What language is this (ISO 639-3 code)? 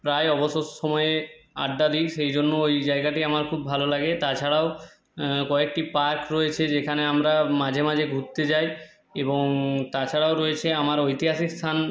ben